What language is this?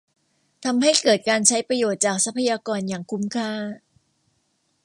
Thai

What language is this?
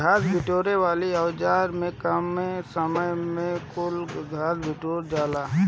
Bhojpuri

